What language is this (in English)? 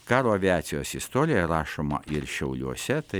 Lithuanian